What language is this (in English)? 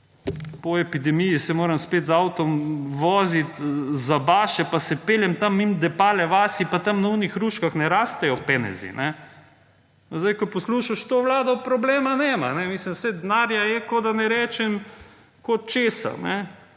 Slovenian